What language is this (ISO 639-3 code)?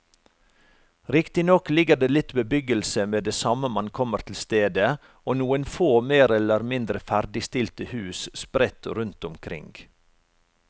nor